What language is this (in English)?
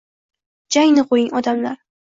Uzbek